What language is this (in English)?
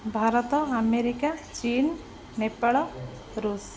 Odia